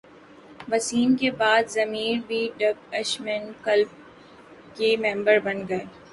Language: Urdu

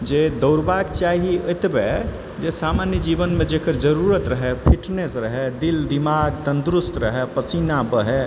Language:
Maithili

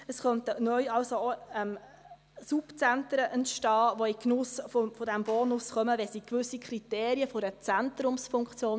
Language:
Swiss German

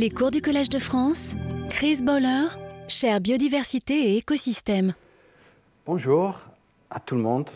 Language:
French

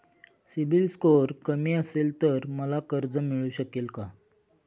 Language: Marathi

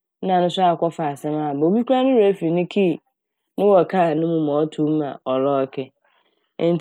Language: Akan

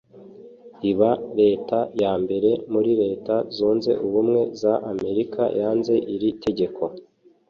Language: Kinyarwanda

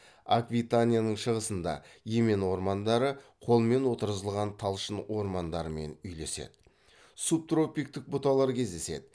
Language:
Kazakh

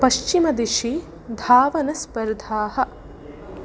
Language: Sanskrit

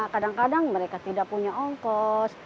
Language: Indonesian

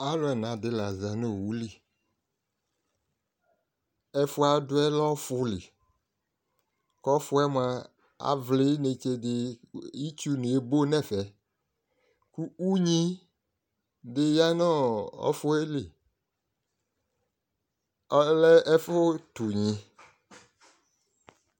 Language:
Ikposo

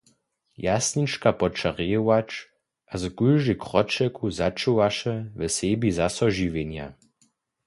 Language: Upper Sorbian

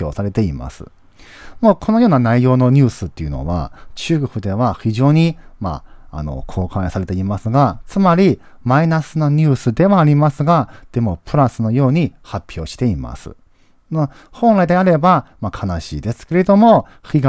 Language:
Japanese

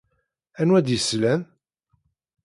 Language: Kabyle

